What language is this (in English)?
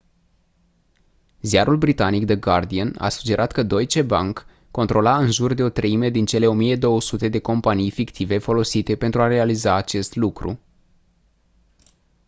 Romanian